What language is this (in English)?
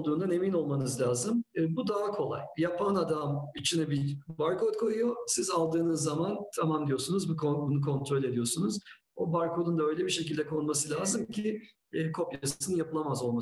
Turkish